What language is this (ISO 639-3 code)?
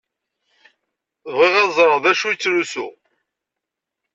kab